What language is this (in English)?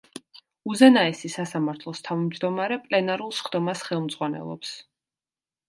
Georgian